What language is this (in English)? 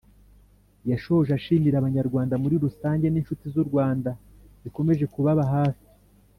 Kinyarwanda